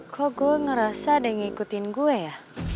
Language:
Indonesian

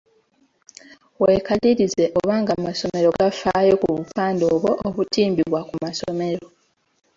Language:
Ganda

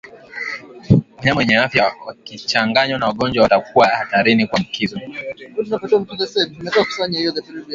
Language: Swahili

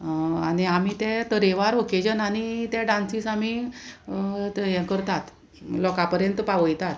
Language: Konkani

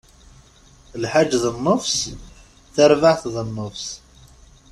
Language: Kabyle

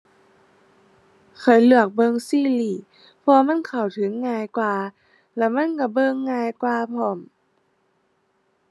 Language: Thai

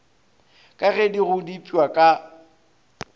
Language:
Northern Sotho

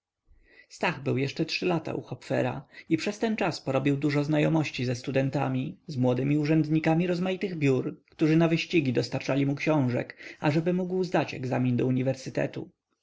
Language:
Polish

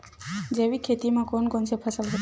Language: Chhattisgarhi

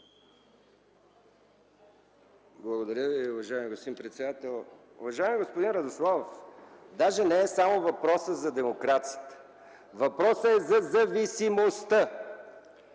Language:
Bulgarian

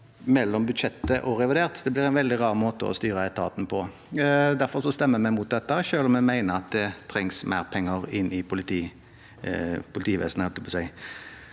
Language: Norwegian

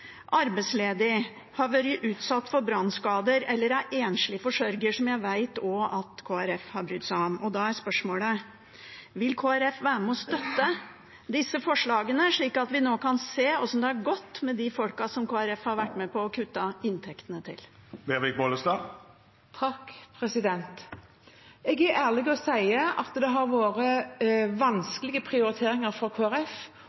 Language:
Norwegian Bokmål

